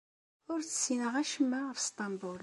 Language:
Kabyle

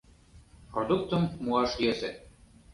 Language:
Mari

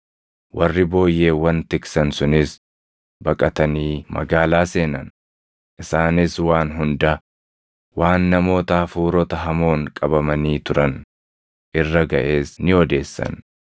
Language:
Oromo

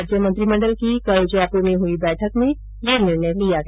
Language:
Hindi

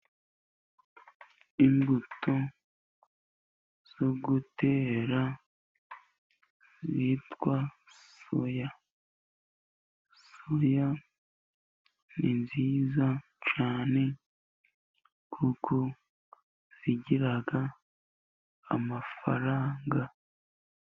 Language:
Kinyarwanda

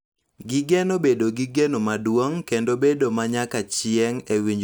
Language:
Luo (Kenya and Tanzania)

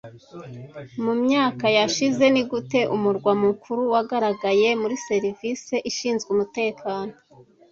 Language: Kinyarwanda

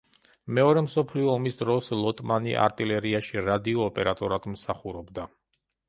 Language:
Georgian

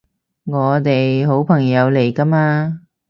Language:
Cantonese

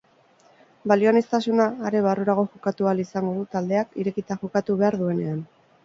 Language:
Basque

